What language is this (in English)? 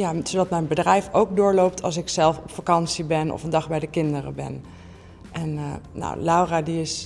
Dutch